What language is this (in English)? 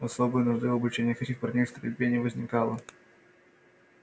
Russian